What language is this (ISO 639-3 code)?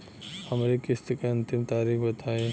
bho